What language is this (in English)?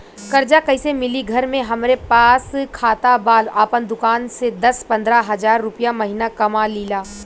Bhojpuri